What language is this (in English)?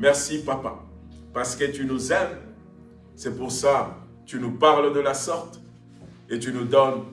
French